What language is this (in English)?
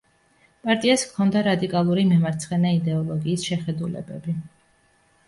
Georgian